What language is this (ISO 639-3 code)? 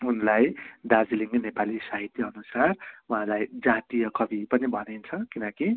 nep